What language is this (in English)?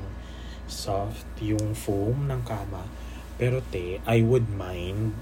Filipino